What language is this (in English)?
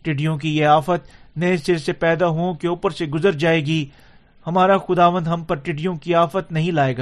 Urdu